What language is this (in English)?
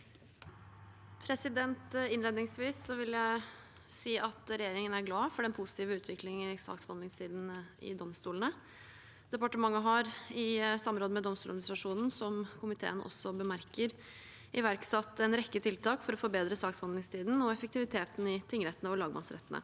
Norwegian